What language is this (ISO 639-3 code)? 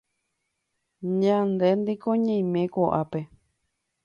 grn